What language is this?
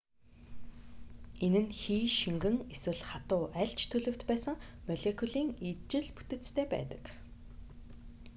Mongolian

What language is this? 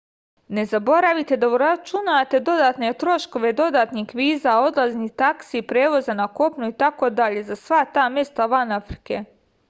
Serbian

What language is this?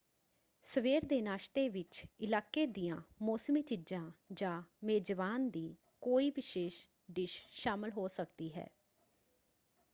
Punjabi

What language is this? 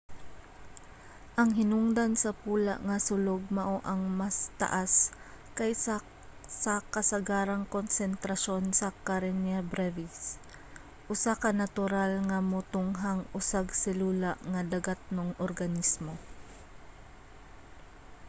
Cebuano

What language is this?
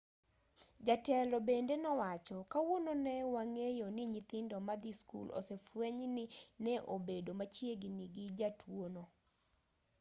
Luo (Kenya and Tanzania)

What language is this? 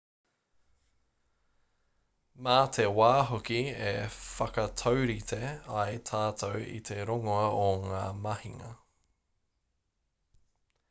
Māori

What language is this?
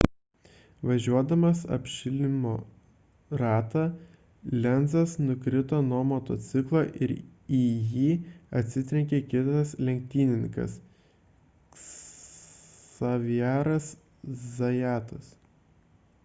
Lithuanian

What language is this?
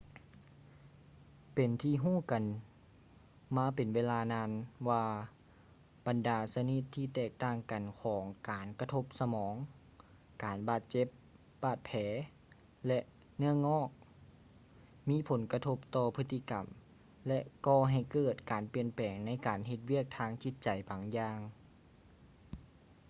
Lao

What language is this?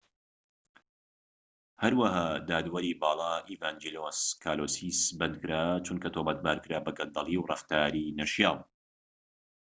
Central Kurdish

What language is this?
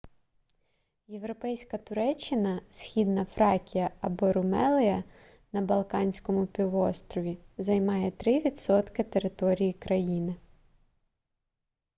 Ukrainian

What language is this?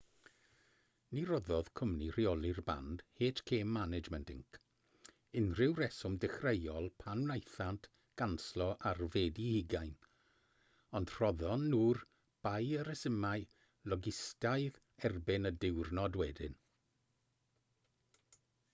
Welsh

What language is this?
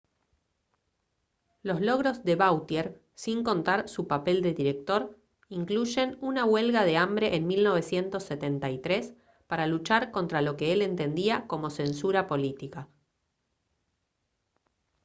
Spanish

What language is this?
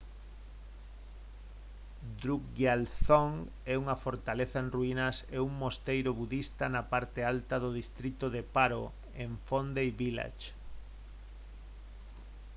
Galician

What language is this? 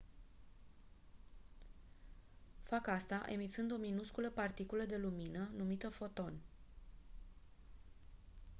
Romanian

